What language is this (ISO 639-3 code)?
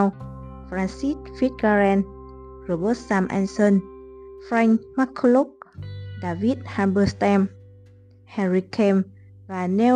vie